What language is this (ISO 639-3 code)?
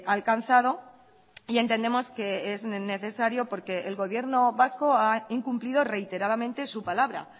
spa